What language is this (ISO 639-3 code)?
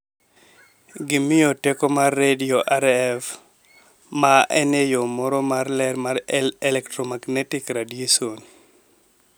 luo